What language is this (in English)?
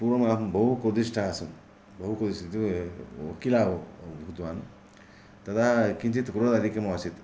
Sanskrit